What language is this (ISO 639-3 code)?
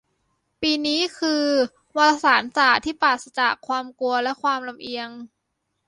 tha